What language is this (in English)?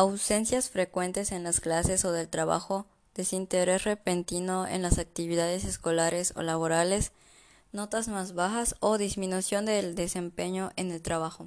Spanish